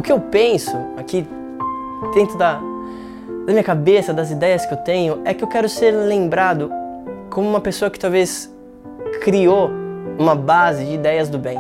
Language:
Portuguese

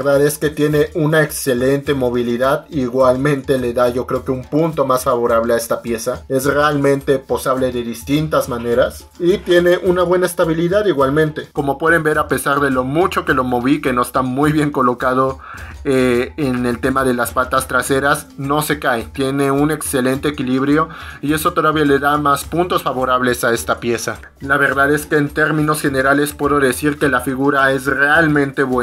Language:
Spanish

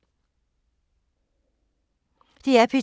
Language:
Danish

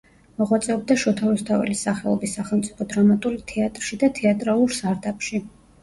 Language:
Georgian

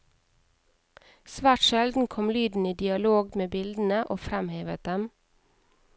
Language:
Norwegian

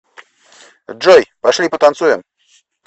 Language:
Russian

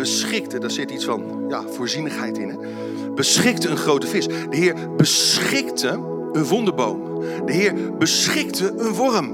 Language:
Dutch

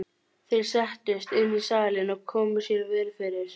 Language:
Icelandic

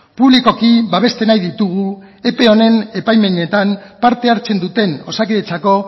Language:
Basque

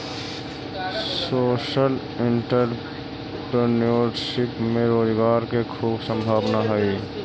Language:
Magahi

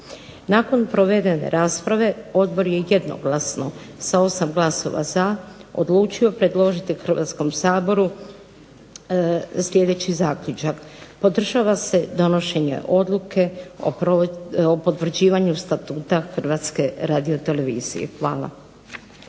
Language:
Croatian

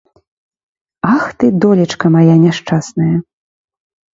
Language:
Belarusian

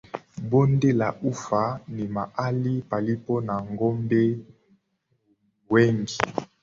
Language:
Swahili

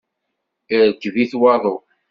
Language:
Kabyle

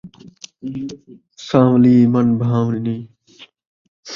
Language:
Saraiki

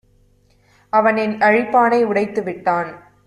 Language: Tamil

